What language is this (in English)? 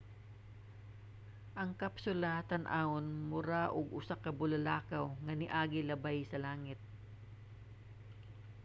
Cebuano